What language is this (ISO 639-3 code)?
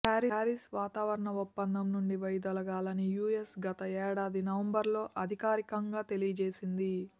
tel